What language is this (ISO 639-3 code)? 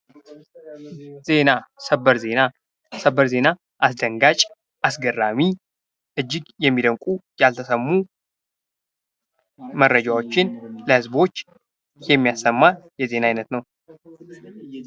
amh